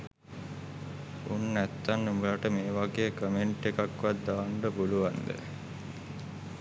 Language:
Sinhala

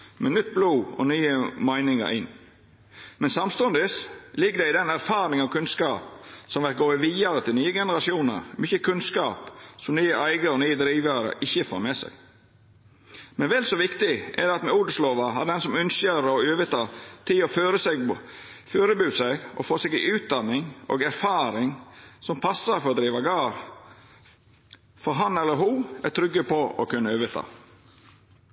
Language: Norwegian Nynorsk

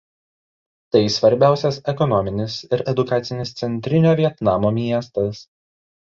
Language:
Lithuanian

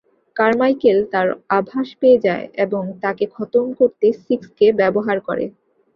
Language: Bangla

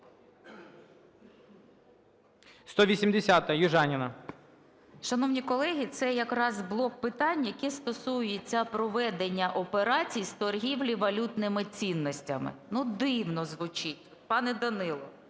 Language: Ukrainian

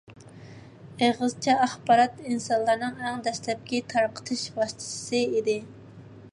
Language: Uyghur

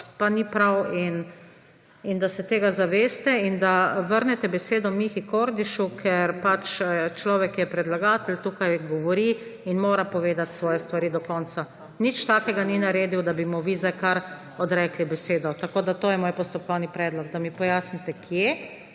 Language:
Slovenian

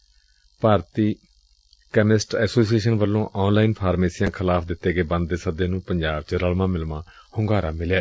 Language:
Punjabi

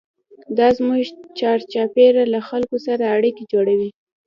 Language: Pashto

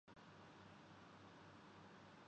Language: Urdu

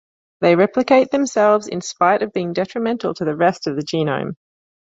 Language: English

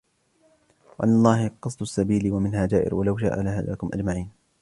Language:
Arabic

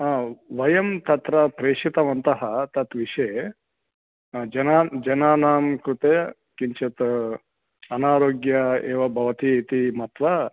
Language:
Sanskrit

